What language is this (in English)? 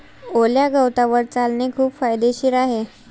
Marathi